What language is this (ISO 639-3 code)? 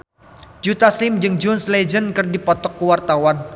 sun